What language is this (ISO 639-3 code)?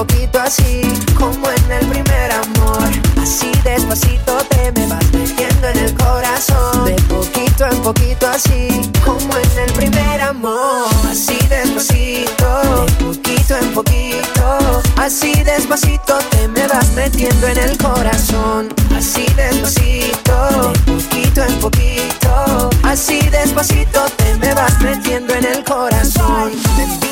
spa